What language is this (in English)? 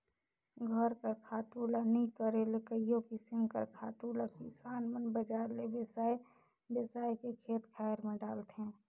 Chhattisgarhi